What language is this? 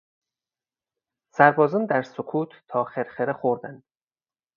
Persian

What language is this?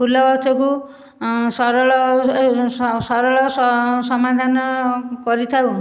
Odia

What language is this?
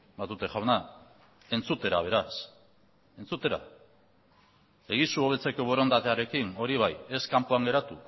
Basque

